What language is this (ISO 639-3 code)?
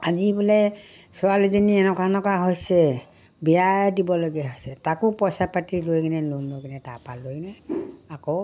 asm